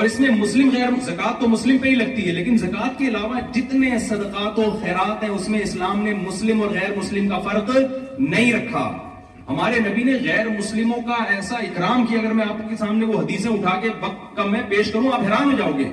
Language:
Urdu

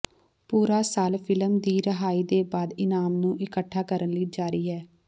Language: Punjabi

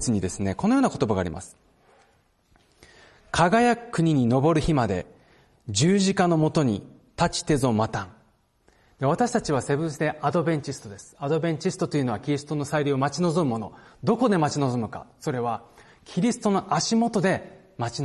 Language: Japanese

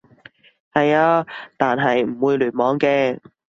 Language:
Cantonese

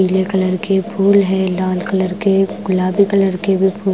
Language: Hindi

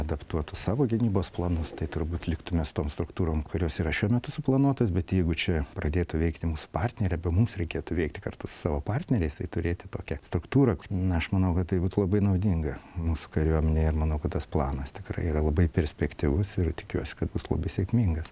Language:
Lithuanian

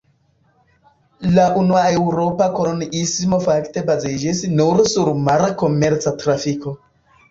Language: Esperanto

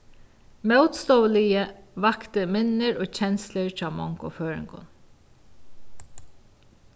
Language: Faroese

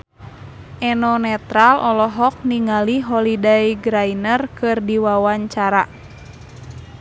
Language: Sundanese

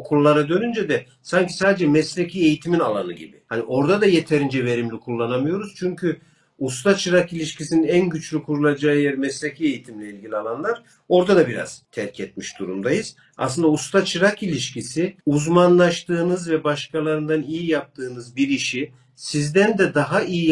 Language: Turkish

